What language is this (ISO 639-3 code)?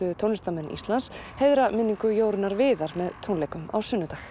isl